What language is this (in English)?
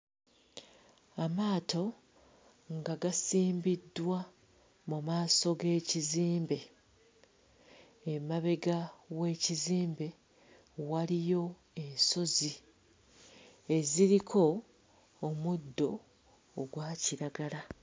Ganda